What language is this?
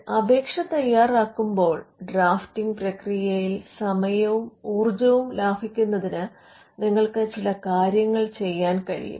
Malayalam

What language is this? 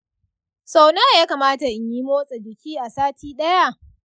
Hausa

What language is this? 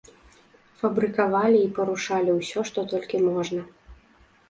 Belarusian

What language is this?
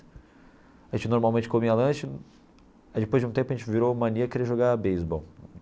Portuguese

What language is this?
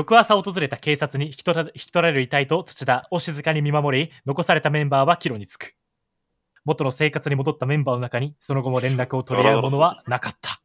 Japanese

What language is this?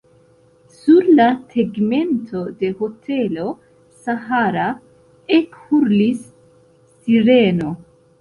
Esperanto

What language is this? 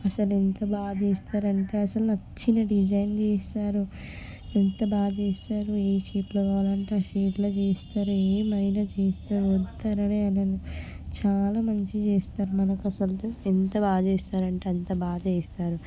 Telugu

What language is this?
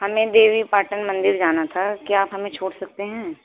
Urdu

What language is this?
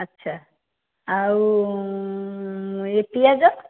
Odia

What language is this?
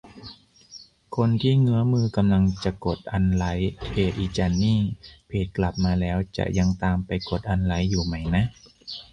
Thai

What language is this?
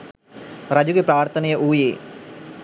Sinhala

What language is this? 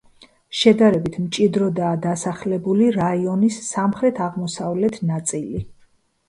Georgian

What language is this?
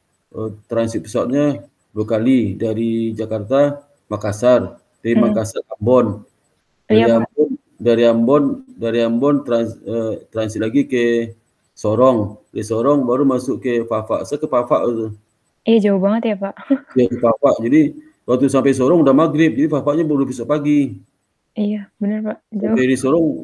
Indonesian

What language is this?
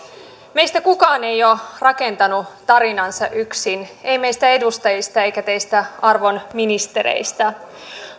Finnish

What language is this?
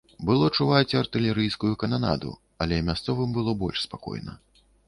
Belarusian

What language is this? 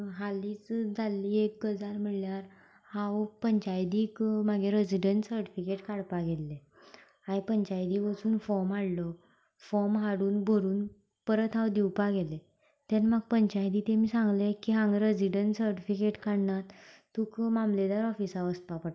Konkani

